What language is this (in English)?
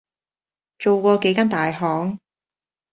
Cantonese